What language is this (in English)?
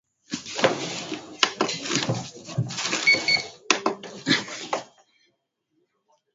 Swahili